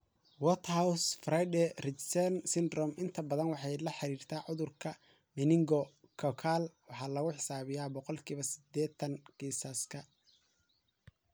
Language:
Somali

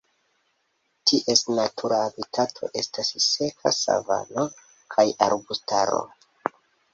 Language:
Esperanto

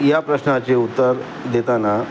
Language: Marathi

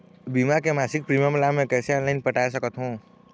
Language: Chhattisgarhi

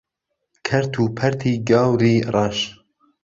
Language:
Central Kurdish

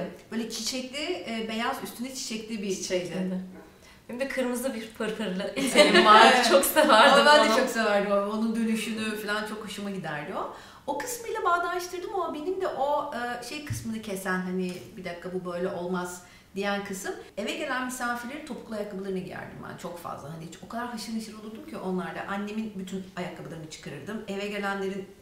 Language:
Turkish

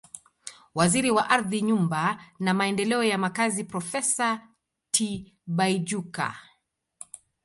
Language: Swahili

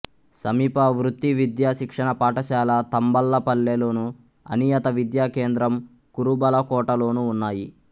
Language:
Telugu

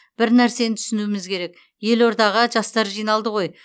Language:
Kazakh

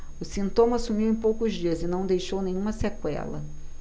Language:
Portuguese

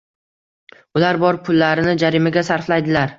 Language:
Uzbek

